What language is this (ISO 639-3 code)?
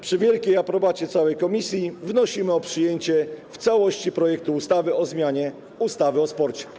pol